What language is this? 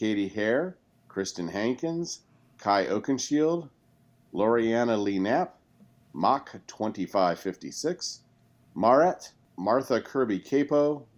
English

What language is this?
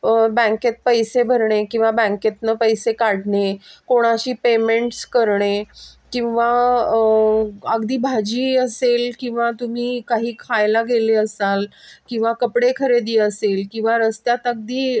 Marathi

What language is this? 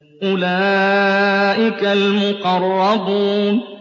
Arabic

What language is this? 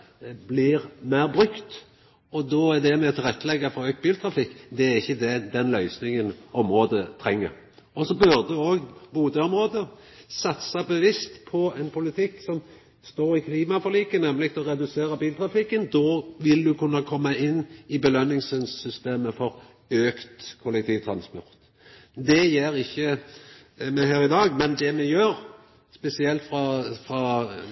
Norwegian Nynorsk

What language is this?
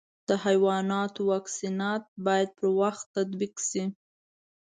Pashto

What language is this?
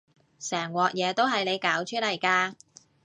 Cantonese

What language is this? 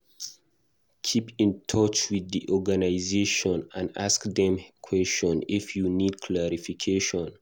Nigerian Pidgin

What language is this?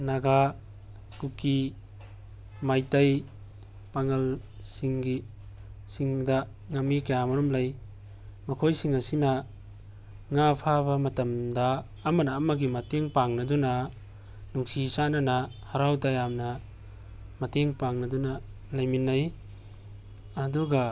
Manipuri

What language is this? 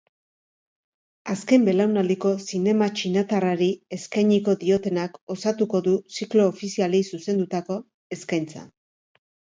Basque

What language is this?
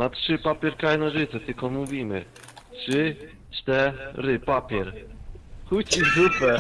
Polish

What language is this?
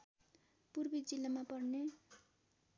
Nepali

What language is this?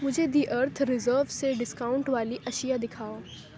Urdu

